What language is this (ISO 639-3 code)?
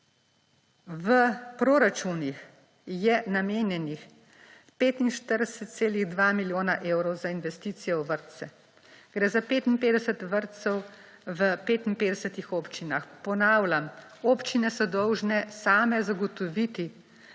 slv